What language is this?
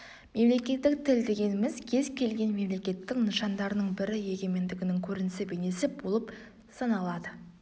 Kazakh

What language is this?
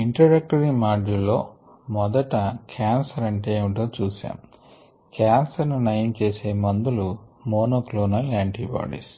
Telugu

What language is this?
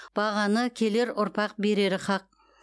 Kazakh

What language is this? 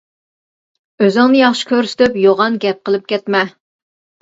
Uyghur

